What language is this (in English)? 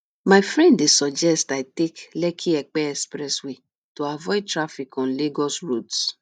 Nigerian Pidgin